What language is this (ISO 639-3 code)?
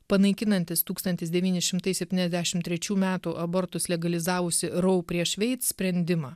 lit